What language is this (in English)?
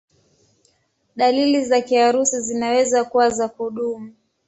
Swahili